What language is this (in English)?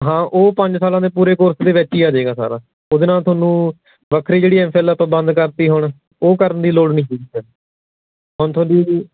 Punjabi